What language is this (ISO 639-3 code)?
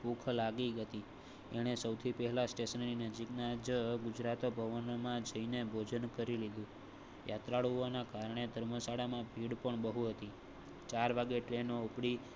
guj